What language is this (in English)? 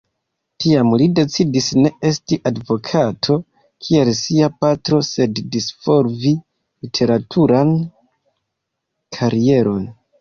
Esperanto